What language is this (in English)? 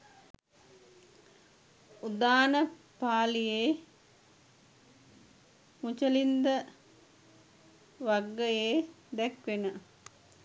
Sinhala